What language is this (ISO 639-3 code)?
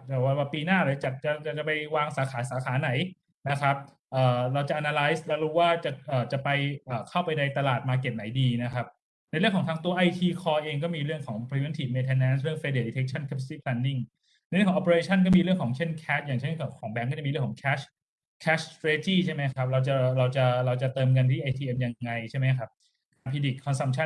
tha